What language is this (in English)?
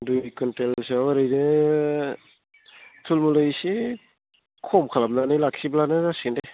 Bodo